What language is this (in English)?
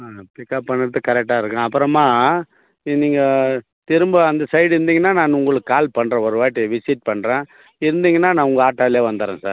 Tamil